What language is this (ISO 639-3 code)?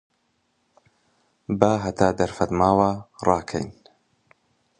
ckb